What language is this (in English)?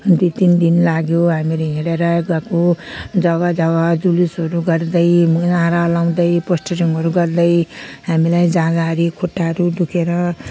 Nepali